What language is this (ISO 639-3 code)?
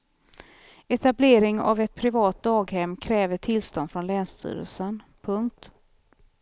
swe